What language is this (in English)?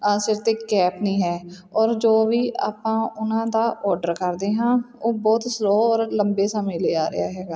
Punjabi